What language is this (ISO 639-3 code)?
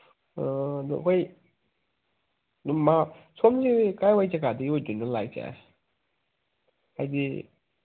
mni